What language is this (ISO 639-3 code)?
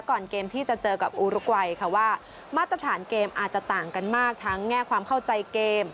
tha